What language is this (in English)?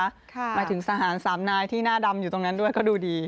Thai